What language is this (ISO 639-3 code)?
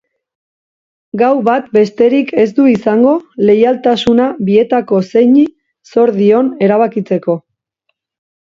eus